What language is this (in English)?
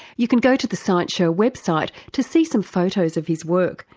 English